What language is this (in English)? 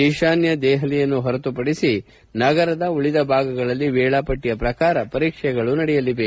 Kannada